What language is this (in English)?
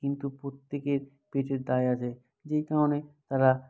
Bangla